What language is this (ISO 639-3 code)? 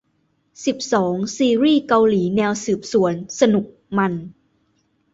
tha